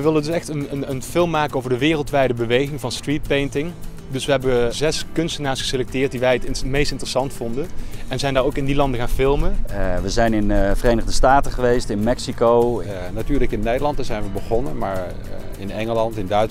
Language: Dutch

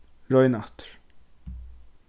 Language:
Faroese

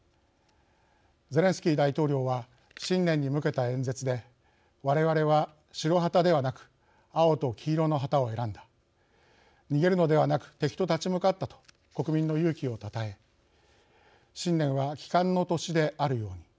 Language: Japanese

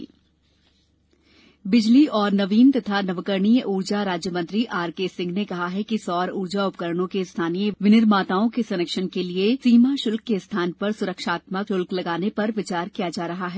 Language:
Hindi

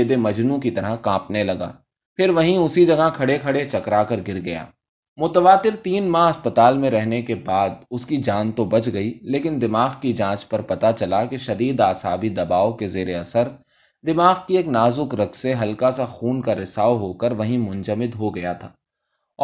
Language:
Urdu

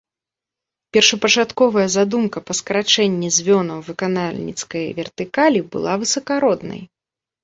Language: Belarusian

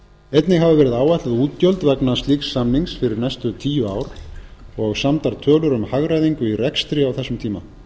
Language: Icelandic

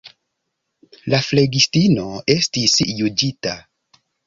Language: Esperanto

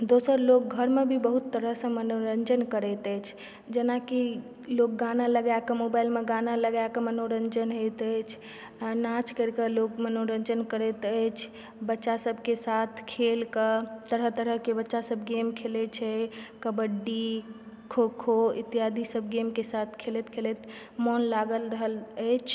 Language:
Maithili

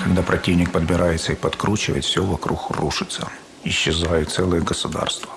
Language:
Russian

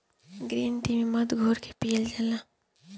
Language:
Bhojpuri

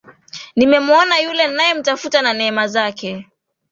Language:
Swahili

